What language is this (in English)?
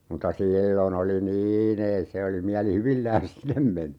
Finnish